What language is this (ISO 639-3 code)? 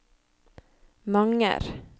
nor